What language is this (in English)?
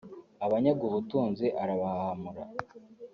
Kinyarwanda